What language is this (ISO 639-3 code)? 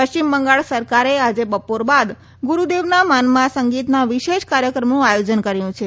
guj